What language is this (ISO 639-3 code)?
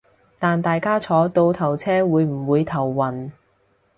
yue